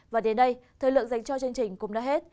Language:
Vietnamese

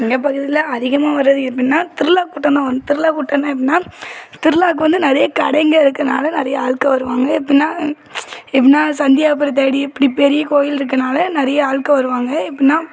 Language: Tamil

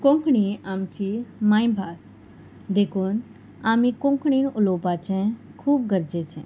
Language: Konkani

